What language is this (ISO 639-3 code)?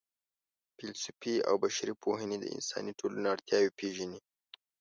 pus